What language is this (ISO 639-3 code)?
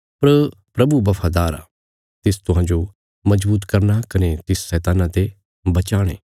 kfs